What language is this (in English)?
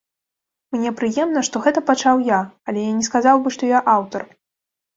Belarusian